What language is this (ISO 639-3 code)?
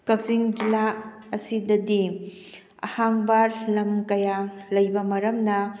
mni